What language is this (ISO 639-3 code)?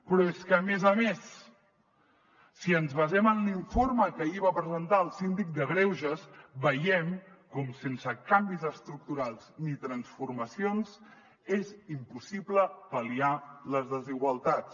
cat